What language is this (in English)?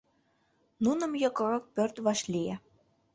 Mari